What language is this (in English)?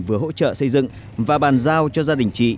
Vietnamese